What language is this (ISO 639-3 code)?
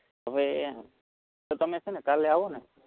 guj